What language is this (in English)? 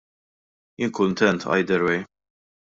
Maltese